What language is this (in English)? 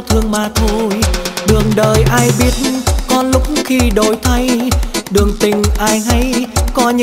Vietnamese